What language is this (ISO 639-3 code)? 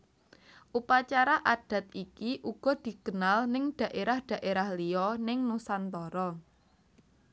jav